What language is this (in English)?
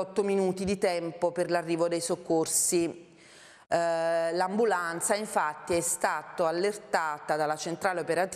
Italian